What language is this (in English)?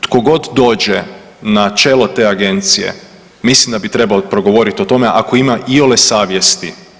Croatian